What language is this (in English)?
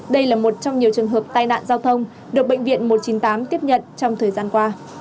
Vietnamese